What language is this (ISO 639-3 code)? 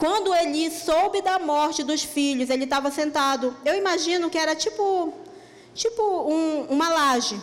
por